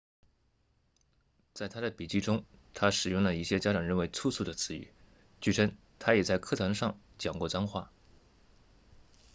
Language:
Chinese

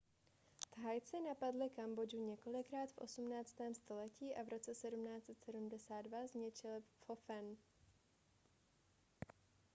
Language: Czech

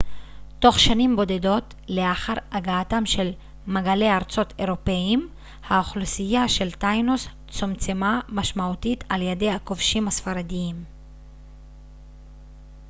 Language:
Hebrew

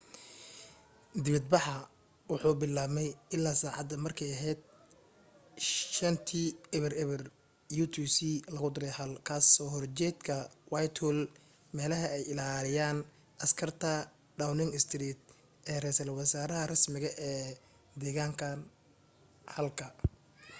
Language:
Somali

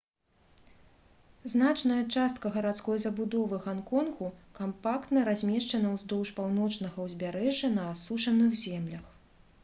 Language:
Belarusian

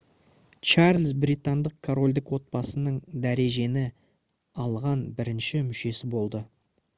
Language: Kazakh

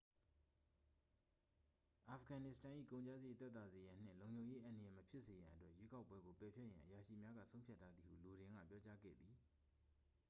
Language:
Burmese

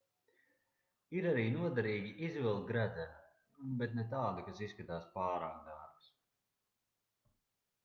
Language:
Latvian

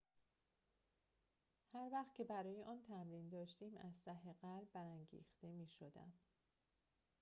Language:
Persian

